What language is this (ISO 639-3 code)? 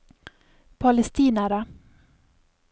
nor